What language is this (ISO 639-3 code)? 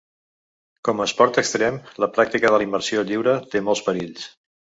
cat